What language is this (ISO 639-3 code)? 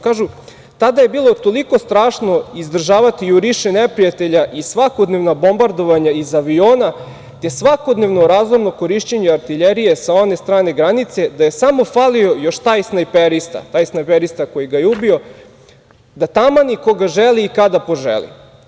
srp